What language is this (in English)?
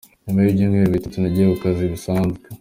Kinyarwanda